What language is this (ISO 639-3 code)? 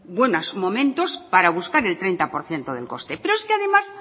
spa